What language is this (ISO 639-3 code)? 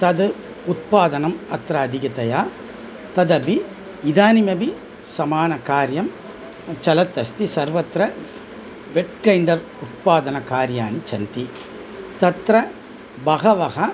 san